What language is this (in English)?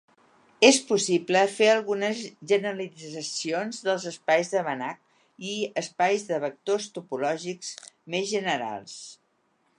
Catalan